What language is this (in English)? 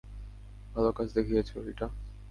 Bangla